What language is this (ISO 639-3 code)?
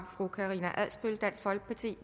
dan